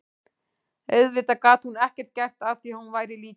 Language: Icelandic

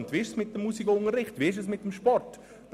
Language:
Swiss German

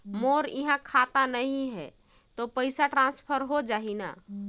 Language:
Chhattisgarhi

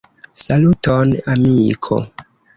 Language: Esperanto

